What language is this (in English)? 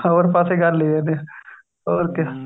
Punjabi